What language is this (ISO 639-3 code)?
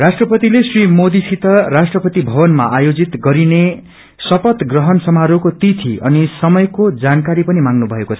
nep